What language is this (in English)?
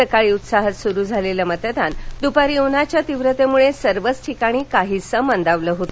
Marathi